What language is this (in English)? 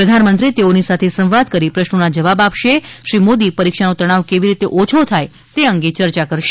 Gujarati